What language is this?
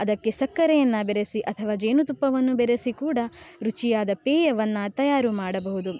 Kannada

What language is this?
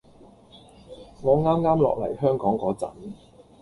Cantonese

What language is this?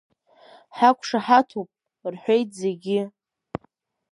Abkhazian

